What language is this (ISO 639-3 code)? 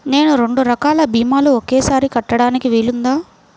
tel